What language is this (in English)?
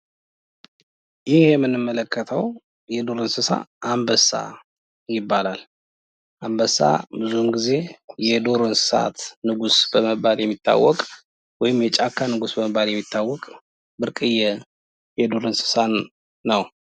Amharic